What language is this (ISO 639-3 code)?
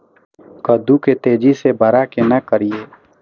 mai